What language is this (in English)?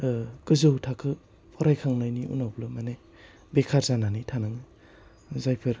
Bodo